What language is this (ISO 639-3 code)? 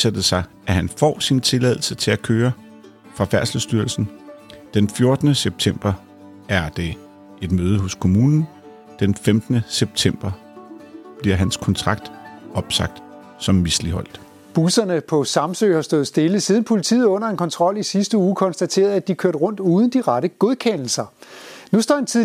dan